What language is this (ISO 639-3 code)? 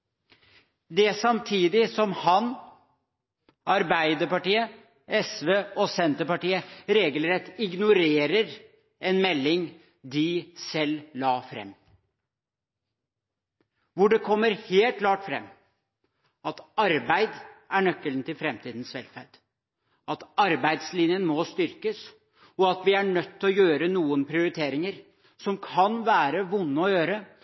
nob